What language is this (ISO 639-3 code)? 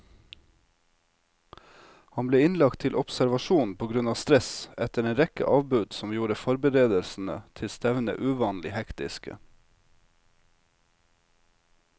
nor